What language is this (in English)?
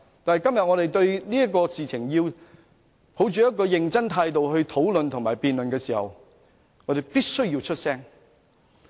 Cantonese